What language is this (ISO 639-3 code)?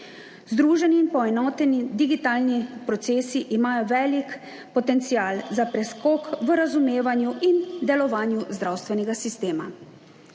slv